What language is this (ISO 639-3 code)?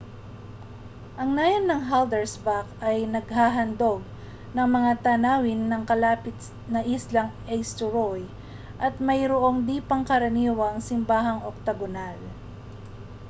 fil